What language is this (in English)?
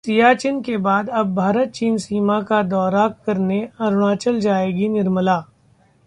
Hindi